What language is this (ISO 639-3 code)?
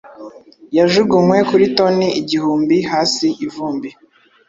kin